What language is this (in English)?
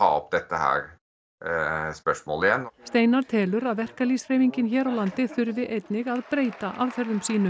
Icelandic